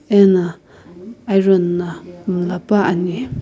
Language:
Sumi Naga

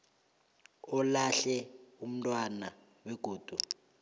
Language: South Ndebele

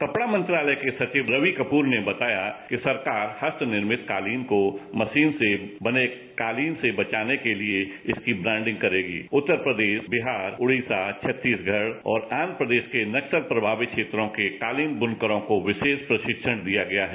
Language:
Hindi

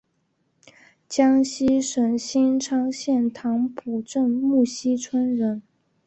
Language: Chinese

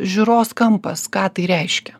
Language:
Lithuanian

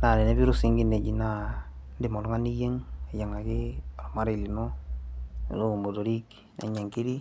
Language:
Masai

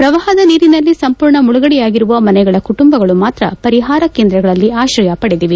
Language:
Kannada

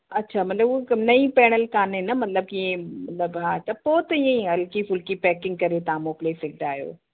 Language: Sindhi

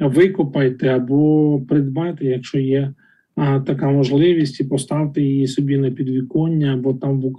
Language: Ukrainian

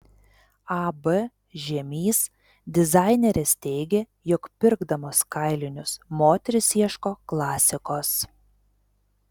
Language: Lithuanian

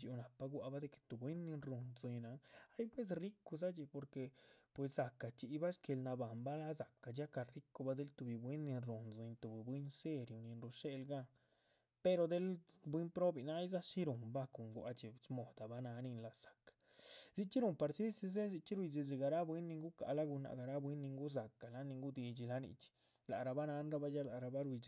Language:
Chichicapan Zapotec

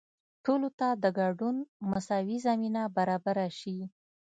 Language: Pashto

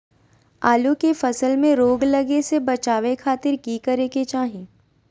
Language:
Magahi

